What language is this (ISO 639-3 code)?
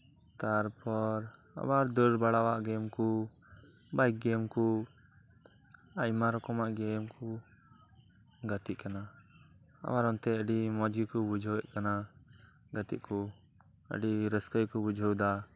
sat